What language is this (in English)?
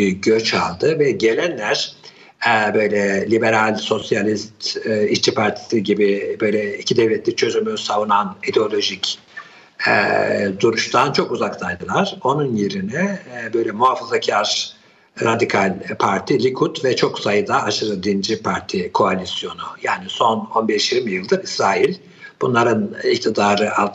Turkish